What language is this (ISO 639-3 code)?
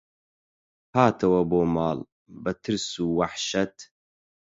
ckb